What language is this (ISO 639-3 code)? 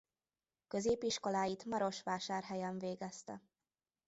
hun